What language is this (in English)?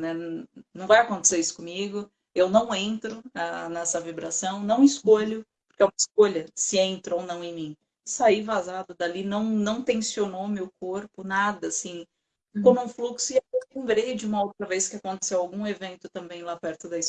Portuguese